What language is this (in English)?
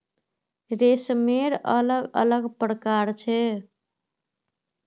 Magahi